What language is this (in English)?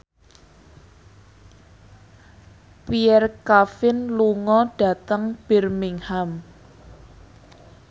Javanese